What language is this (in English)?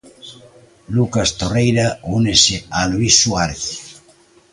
Galician